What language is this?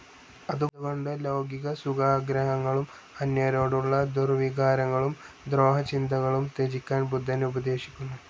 Malayalam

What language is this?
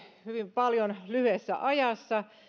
Finnish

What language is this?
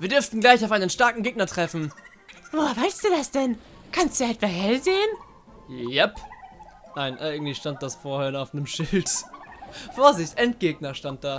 German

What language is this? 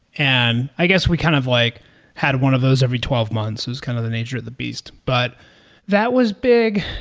English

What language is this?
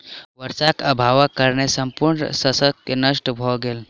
Maithili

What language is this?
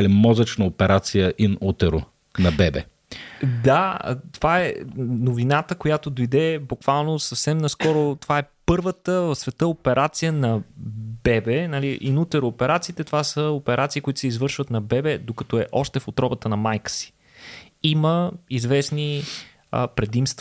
Bulgarian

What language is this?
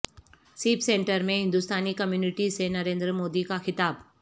Urdu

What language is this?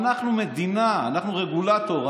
Hebrew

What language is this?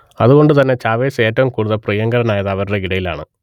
Malayalam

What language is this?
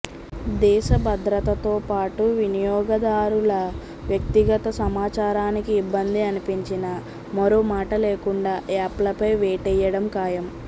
Telugu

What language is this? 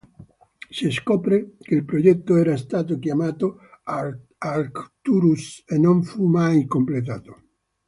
Italian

